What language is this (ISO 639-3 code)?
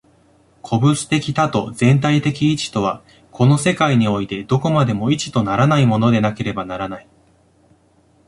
jpn